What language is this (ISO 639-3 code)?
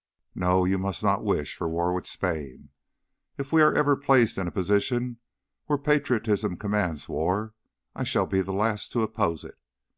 eng